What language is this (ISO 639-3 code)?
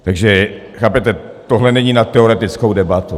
ces